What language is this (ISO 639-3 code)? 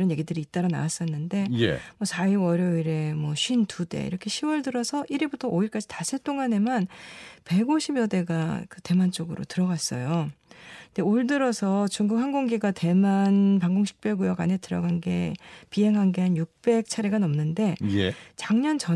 kor